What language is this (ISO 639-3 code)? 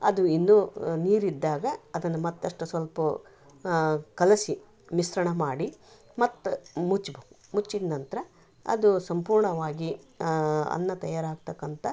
kan